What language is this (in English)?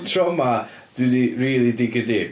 Welsh